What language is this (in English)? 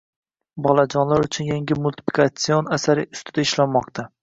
Uzbek